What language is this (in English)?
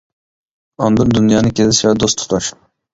Uyghur